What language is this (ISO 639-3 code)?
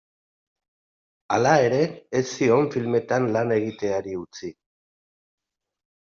eus